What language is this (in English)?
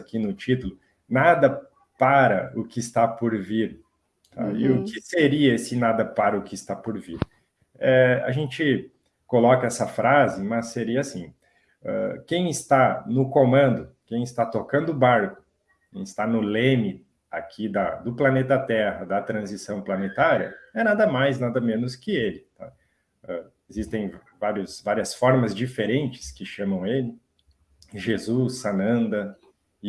Portuguese